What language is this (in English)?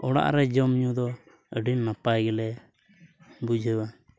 Santali